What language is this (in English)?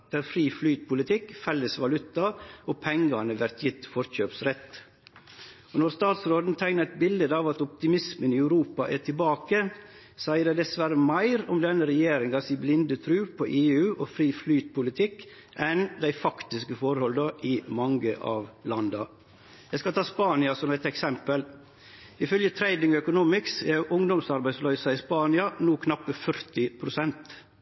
Norwegian Nynorsk